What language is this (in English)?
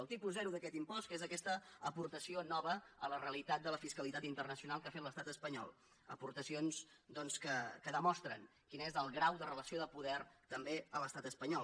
Catalan